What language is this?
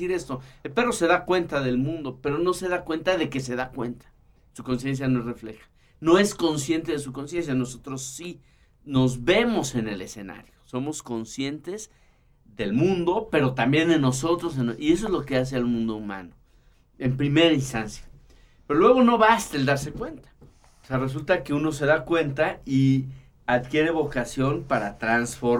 Spanish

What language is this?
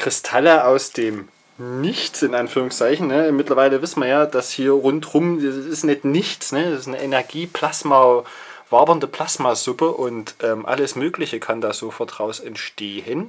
German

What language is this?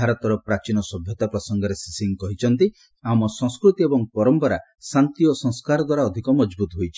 Odia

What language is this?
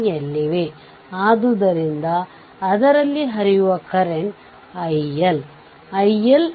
Kannada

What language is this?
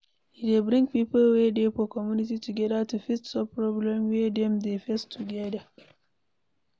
Nigerian Pidgin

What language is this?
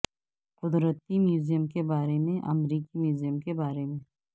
Urdu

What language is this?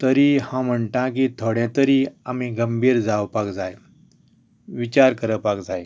Konkani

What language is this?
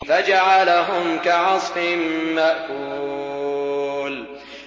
Arabic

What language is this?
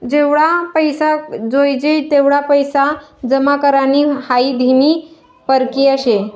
Marathi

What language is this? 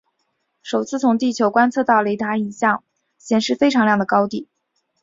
Chinese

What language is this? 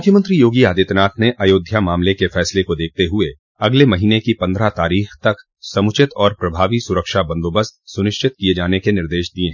Hindi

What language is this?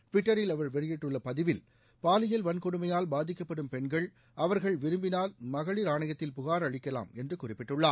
Tamil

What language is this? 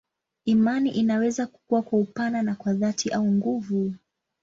Swahili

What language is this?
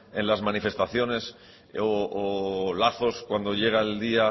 Spanish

